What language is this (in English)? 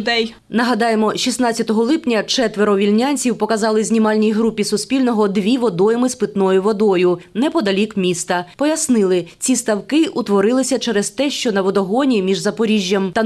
Ukrainian